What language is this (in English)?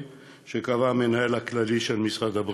Hebrew